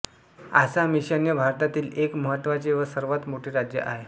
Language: Marathi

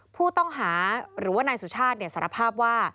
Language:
Thai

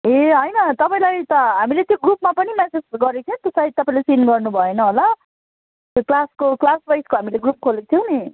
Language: Nepali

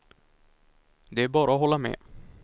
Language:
Swedish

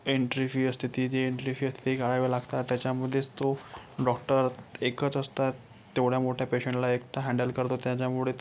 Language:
Marathi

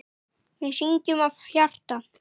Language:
Icelandic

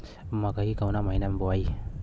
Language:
Bhojpuri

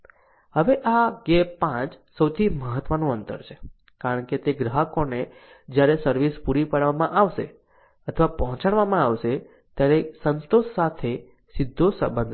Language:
Gujarati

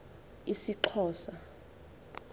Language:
Xhosa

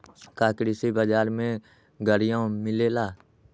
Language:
Magahi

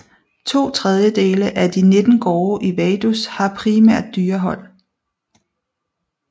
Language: Danish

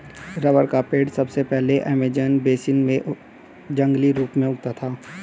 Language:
Hindi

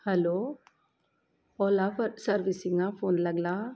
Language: Konkani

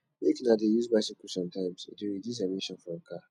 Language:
Nigerian Pidgin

